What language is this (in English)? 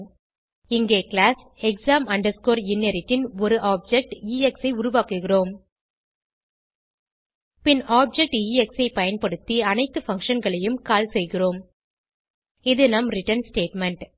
Tamil